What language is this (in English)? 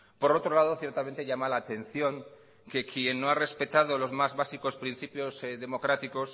Spanish